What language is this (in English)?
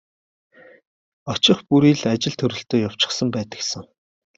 Mongolian